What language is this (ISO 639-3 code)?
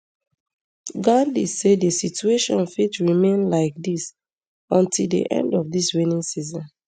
pcm